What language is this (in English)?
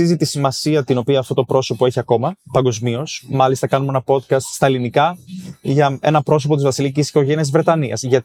Greek